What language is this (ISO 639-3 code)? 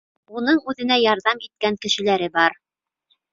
bak